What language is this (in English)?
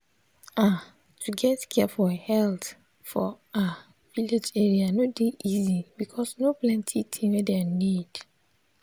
Nigerian Pidgin